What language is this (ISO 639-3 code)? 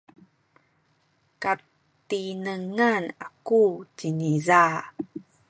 szy